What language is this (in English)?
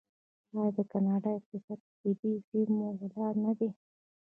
Pashto